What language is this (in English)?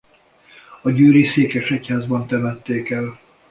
Hungarian